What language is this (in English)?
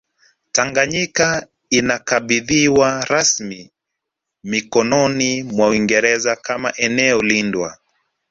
Swahili